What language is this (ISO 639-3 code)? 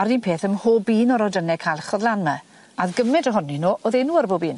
cym